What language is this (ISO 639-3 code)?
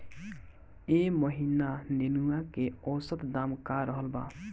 bho